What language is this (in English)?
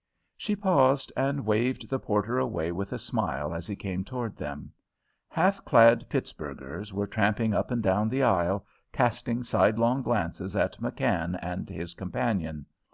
English